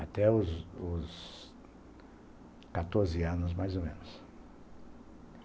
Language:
Portuguese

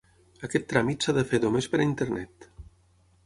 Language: Catalan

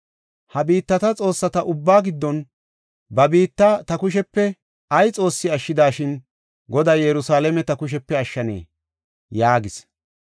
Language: Gofa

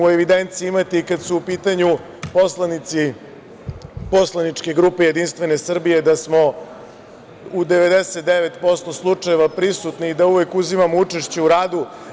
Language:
Serbian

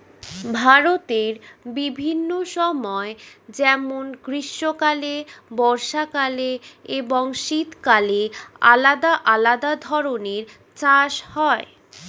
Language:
Bangla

